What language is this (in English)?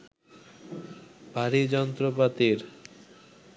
Bangla